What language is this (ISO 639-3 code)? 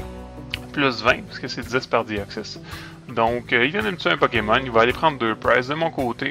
fra